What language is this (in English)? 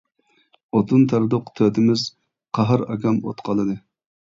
Uyghur